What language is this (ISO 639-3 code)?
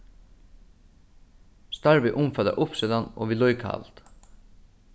fao